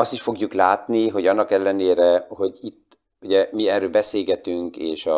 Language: Hungarian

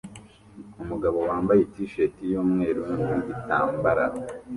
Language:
Kinyarwanda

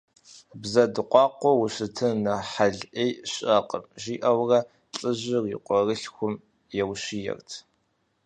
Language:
Kabardian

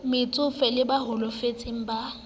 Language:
Southern Sotho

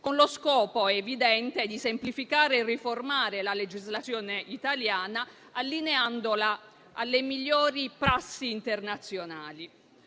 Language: Italian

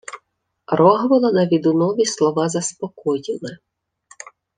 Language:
Ukrainian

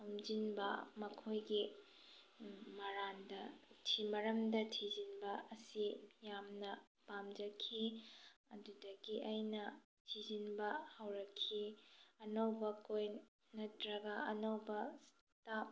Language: Manipuri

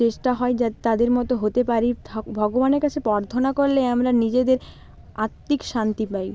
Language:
Bangla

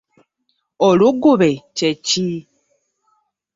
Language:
Ganda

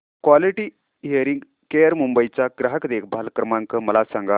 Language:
Marathi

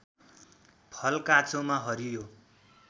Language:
Nepali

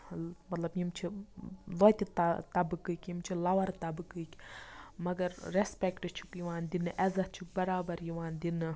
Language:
Kashmiri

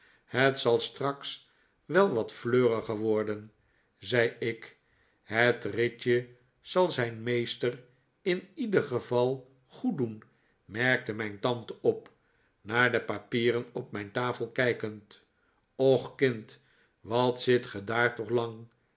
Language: Dutch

